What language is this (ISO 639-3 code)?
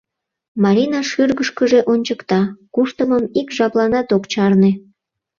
chm